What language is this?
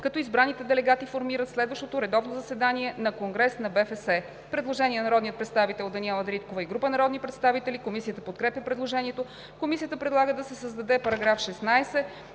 Bulgarian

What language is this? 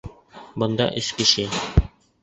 Bashkir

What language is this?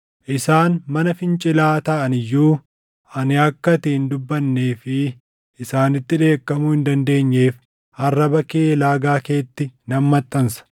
Oromo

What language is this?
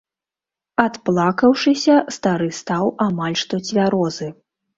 Belarusian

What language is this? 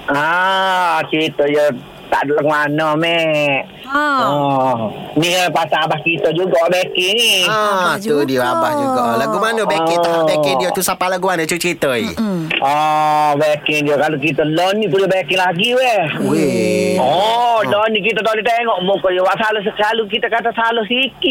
Malay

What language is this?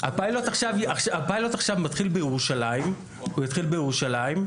Hebrew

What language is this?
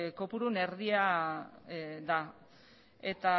Basque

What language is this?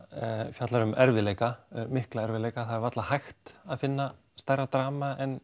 Icelandic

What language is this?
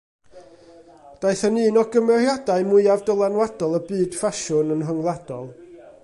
Welsh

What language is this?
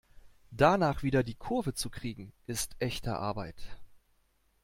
German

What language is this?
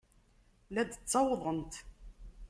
Kabyle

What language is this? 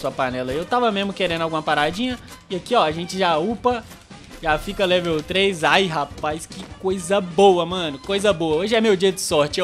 Portuguese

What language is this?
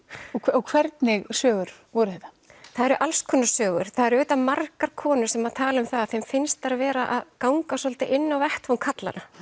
Icelandic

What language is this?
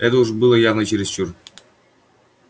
Russian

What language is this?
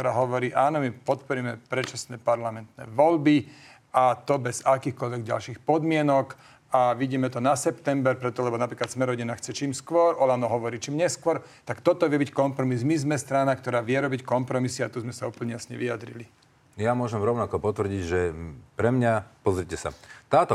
Slovak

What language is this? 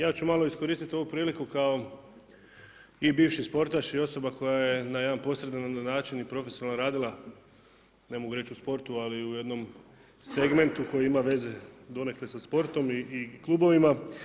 Croatian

